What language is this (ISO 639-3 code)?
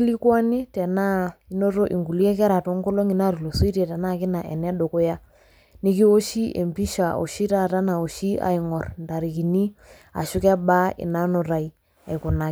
mas